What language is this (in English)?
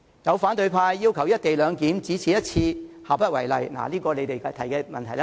Cantonese